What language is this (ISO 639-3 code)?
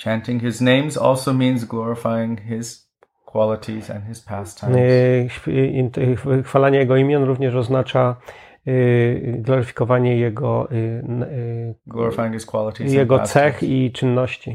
pol